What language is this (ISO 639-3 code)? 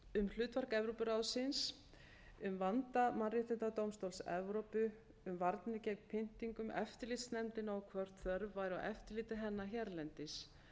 isl